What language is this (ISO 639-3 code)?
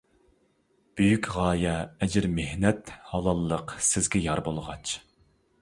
uig